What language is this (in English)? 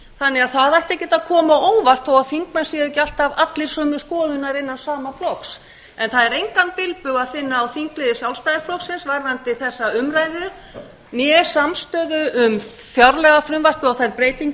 Icelandic